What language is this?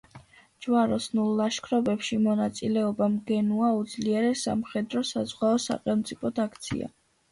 Georgian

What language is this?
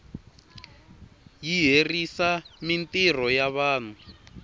Tsonga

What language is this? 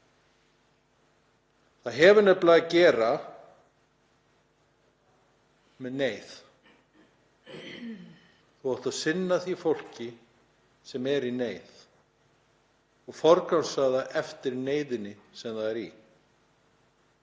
Icelandic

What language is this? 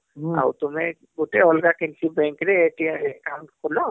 Odia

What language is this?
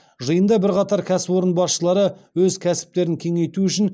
Kazakh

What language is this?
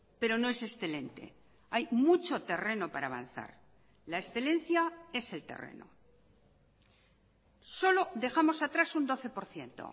Spanish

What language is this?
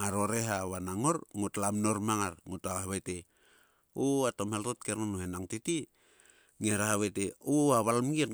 Sulka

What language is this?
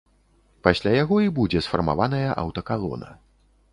Belarusian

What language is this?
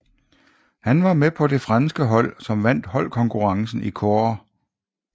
Danish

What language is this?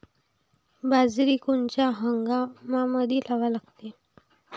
Marathi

